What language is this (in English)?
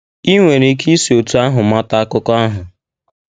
Igbo